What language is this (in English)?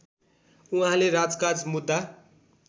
Nepali